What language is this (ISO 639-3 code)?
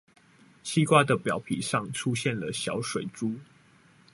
zho